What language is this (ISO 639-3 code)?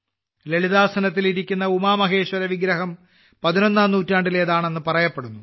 mal